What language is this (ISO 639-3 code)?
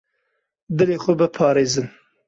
kur